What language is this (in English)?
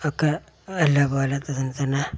Malayalam